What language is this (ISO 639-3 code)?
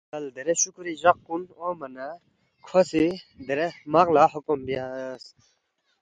bft